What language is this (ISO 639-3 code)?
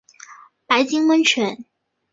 zho